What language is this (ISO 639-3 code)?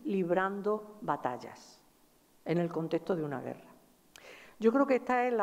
spa